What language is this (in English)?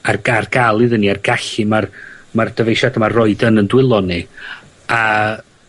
Welsh